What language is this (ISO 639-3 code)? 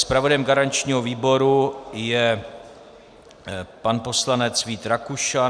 ces